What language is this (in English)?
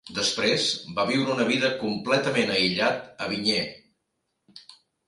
Catalan